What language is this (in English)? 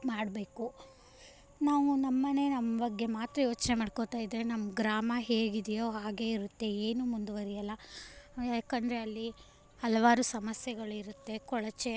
Kannada